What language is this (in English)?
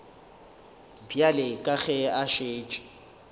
Northern Sotho